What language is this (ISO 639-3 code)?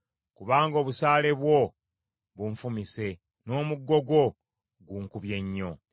lug